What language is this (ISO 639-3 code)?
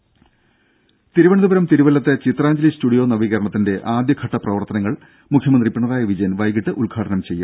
mal